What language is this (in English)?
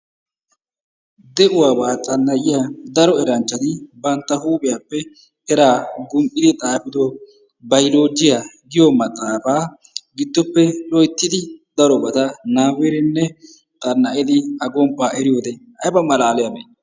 Wolaytta